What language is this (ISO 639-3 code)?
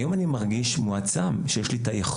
heb